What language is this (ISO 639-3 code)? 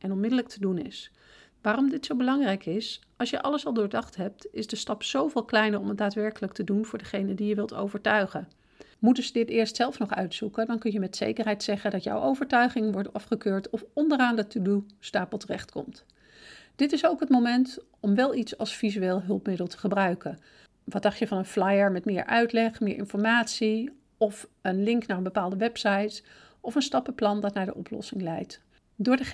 nld